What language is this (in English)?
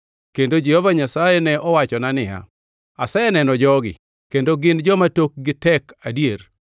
Luo (Kenya and Tanzania)